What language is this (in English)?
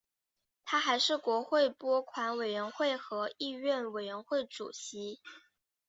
Chinese